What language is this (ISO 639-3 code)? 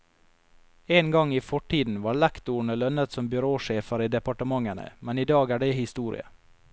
nor